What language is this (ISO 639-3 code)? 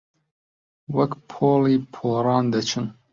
ckb